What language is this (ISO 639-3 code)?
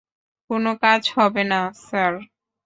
ben